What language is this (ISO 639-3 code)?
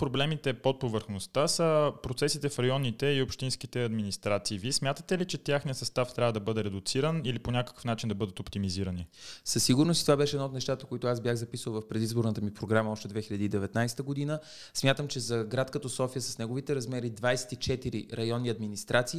bul